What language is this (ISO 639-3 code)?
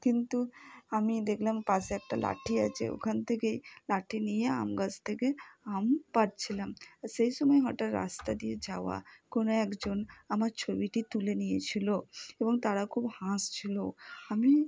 ben